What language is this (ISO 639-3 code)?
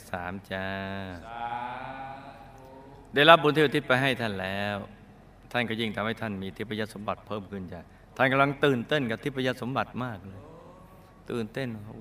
tha